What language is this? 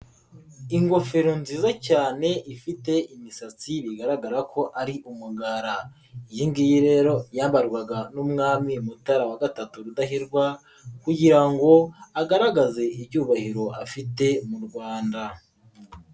Kinyarwanda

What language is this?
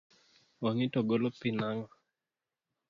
Luo (Kenya and Tanzania)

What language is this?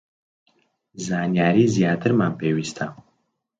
Central Kurdish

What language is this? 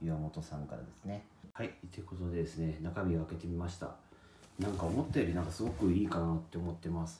Japanese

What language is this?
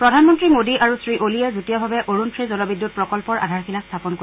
Assamese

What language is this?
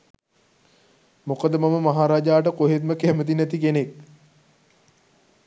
Sinhala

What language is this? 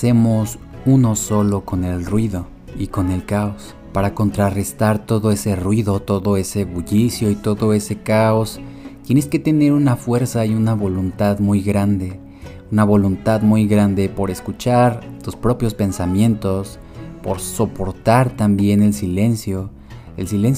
Spanish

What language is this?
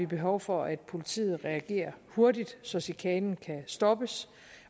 Danish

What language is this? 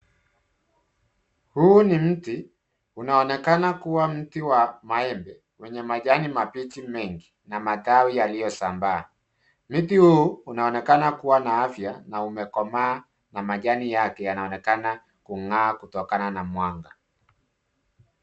Swahili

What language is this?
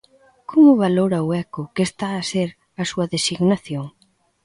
Galician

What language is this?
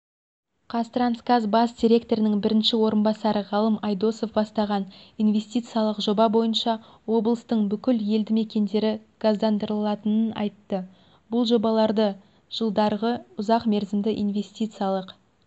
Kazakh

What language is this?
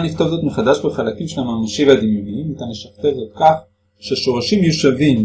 Hebrew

